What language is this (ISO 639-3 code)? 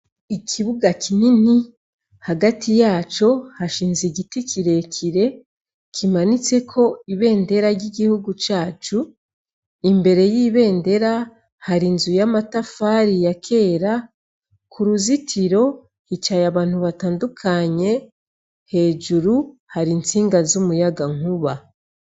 run